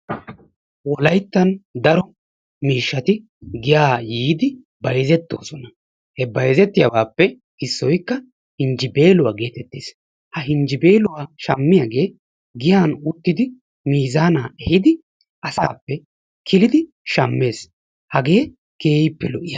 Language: Wolaytta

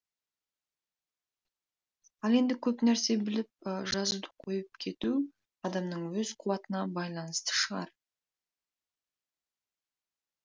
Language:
Kazakh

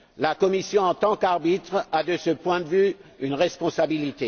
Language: French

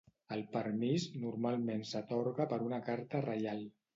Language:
Catalan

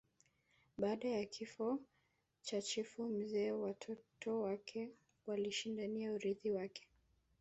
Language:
Swahili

